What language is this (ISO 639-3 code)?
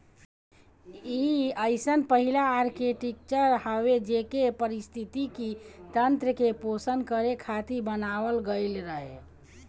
bho